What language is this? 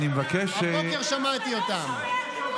Hebrew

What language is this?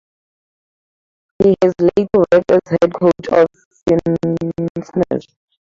English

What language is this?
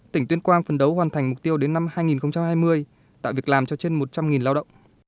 Vietnamese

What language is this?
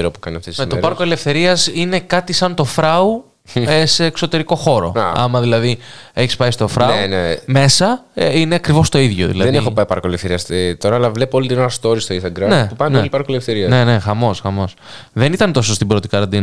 Greek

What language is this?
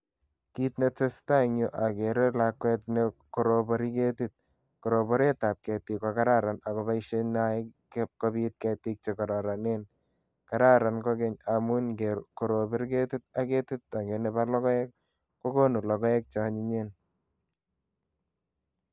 Kalenjin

